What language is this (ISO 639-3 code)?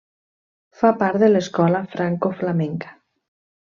cat